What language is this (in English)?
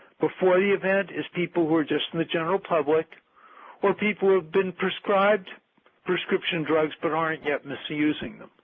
English